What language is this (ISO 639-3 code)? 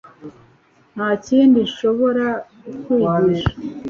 kin